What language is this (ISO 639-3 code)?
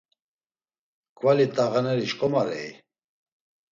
lzz